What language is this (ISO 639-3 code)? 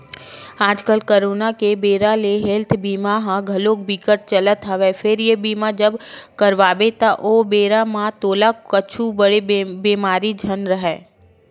hne